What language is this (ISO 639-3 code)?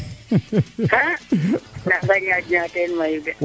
srr